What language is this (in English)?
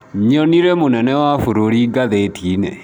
Kikuyu